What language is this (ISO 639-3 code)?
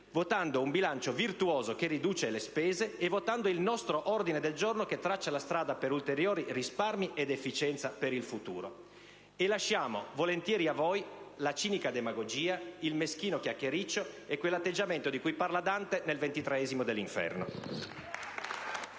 ita